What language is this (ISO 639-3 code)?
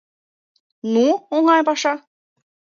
chm